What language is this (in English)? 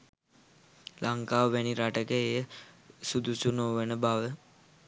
Sinhala